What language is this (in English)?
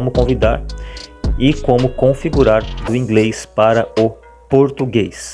Portuguese